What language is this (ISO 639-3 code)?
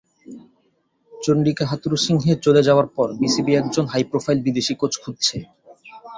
ben